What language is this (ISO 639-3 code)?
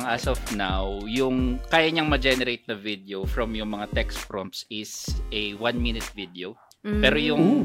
fil